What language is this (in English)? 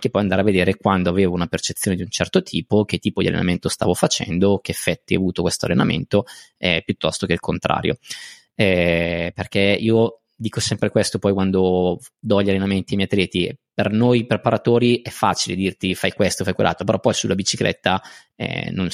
Italian